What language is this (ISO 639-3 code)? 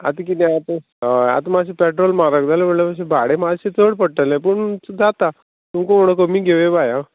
kok